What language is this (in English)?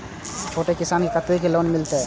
Maithili